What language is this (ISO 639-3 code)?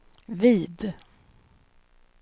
swe